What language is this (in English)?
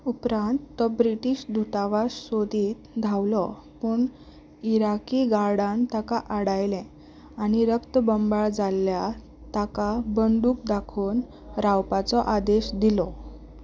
Konkani